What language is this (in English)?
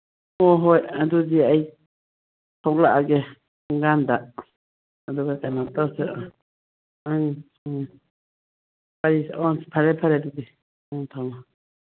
Manipuri